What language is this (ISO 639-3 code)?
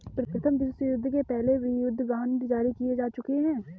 hin